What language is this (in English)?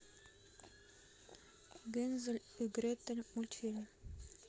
Russian